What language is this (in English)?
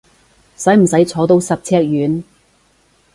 Cantonese